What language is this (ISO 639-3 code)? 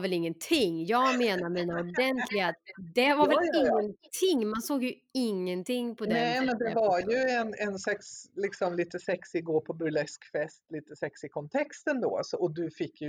swe